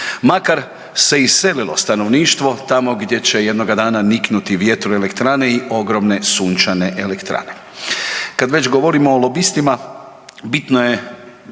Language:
Croatian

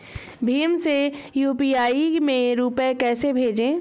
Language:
Hindi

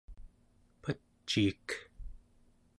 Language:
Central Yupik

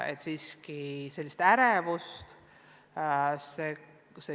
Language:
Estonian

